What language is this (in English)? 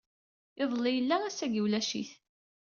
Kabyle